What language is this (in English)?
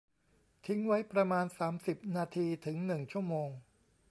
Thai